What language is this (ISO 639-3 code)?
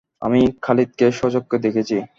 ben